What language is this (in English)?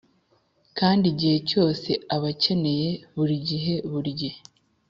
Kinyarwanda